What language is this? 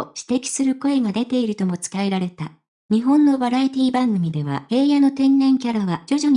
Japanese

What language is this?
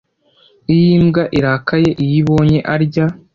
Kinyarwanda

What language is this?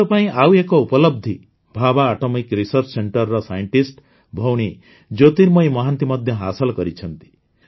Odia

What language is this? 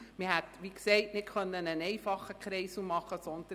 Swiss German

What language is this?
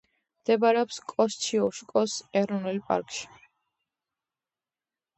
Georgian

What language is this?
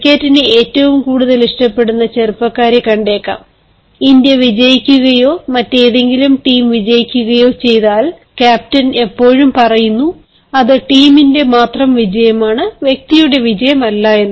Malayalam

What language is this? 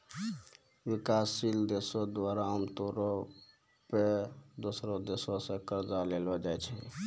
Maithili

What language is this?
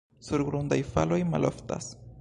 Esperanto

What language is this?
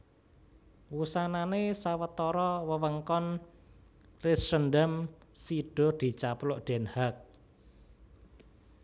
Javanese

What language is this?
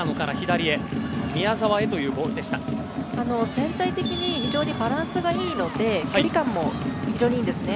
Japanese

